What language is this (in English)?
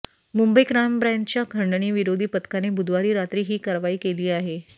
Marathi